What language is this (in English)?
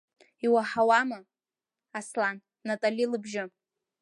Abkhazian